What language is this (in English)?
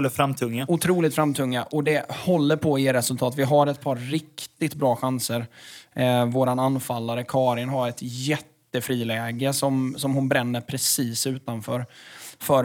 Swedish